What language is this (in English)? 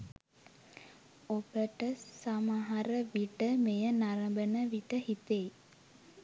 Sinhala